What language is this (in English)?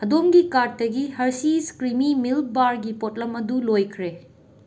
Manipuri